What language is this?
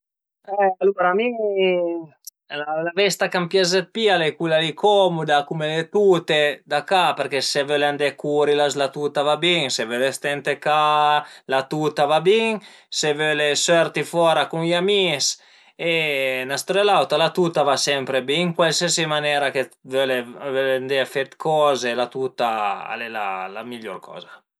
Piedmontese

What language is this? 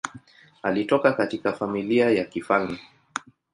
Swahili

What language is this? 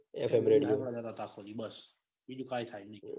Gujarati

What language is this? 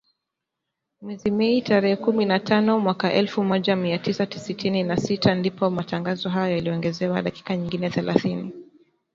Swahili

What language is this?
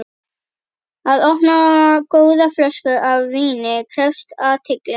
Icelandic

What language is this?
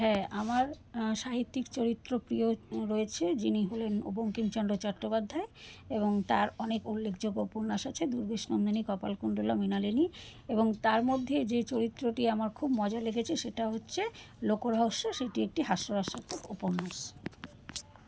Bangla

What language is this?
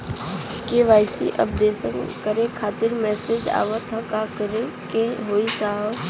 Bhojpuri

